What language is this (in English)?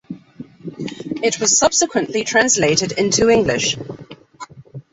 English